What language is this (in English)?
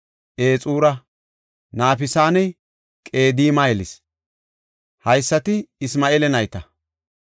Gofa